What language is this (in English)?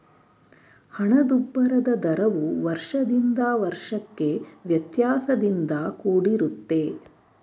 Kannada